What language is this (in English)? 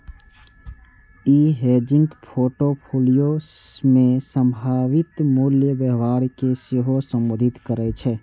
Maithili